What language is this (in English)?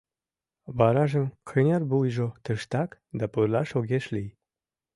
Mari